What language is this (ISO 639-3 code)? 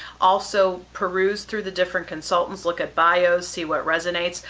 eng